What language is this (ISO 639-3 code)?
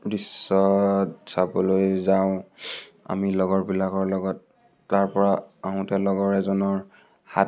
asm